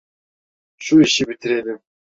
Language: Turkish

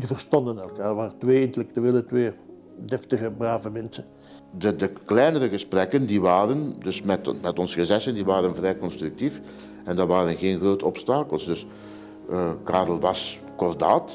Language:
Dutch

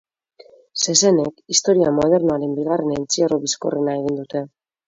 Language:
Basque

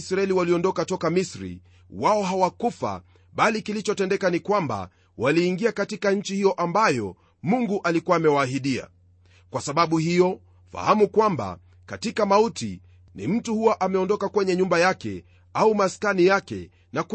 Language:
Swahili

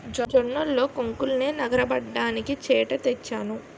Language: Telugu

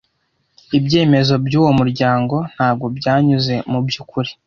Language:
Kinyarwanda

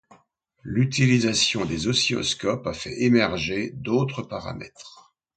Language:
French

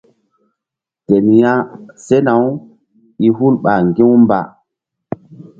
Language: Mbum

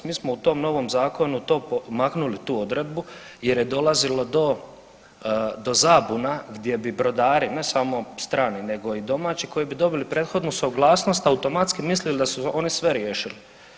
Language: Croatian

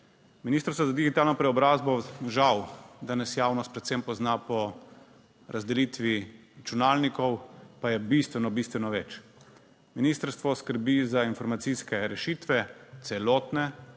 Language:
Slovenian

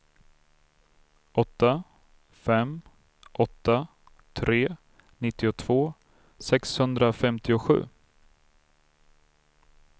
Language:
Swedish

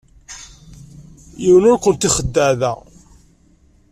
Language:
Kabyle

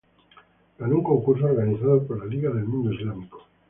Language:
Spanish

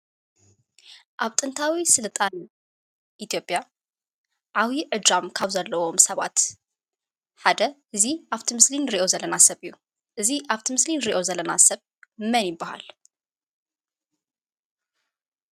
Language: Tigrinya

